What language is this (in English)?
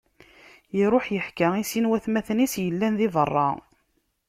Kabyle